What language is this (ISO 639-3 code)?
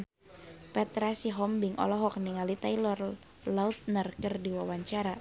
sun